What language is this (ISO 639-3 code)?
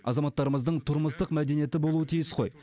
kaz